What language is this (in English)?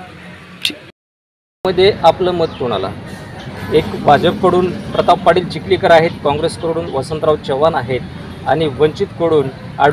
Marathi